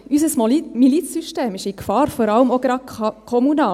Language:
Swiss German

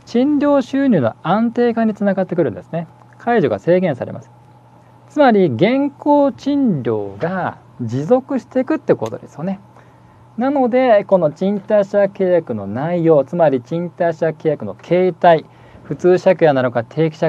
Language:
Japanese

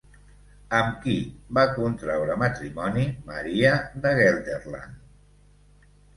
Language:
Catalan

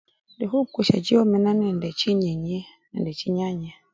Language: Luyia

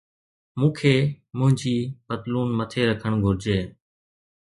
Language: Sindhi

